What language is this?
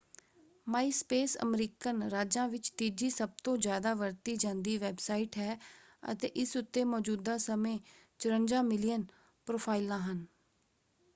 Punjabi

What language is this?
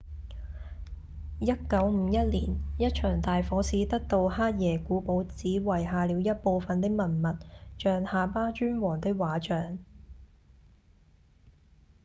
Cantonese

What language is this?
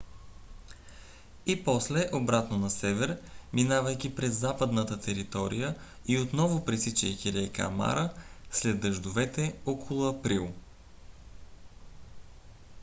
Bulgarian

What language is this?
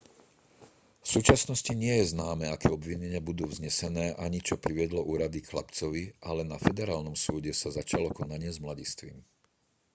Slovak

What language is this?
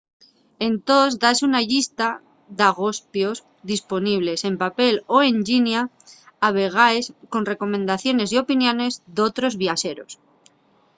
Asturian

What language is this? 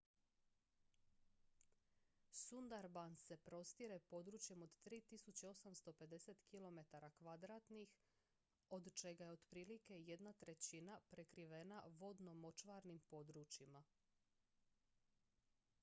Croatian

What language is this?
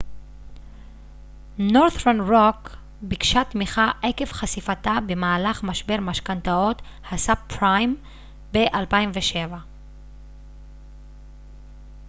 Hebrew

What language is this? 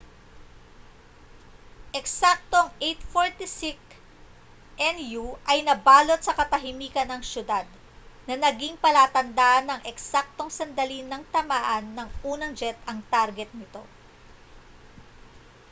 Filipino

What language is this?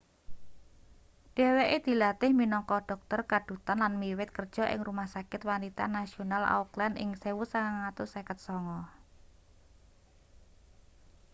Javanese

